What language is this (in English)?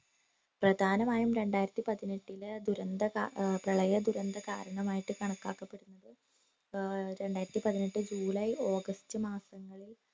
Malayalam